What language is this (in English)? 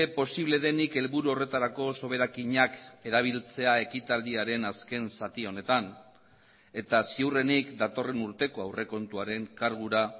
Basque